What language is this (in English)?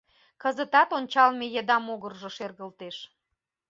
Mari